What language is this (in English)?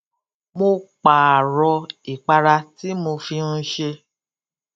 Yoruba